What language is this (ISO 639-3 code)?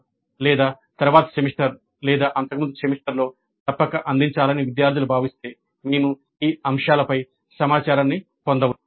tel